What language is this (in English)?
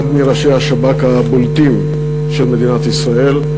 Hebrew